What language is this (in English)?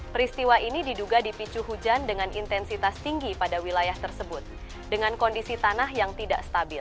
Indonesian